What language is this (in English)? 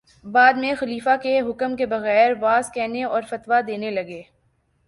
Urdu